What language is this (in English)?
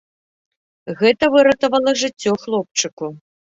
Belarusian